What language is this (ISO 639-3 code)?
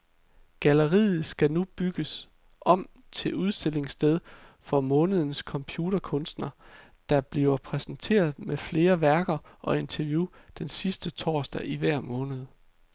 dan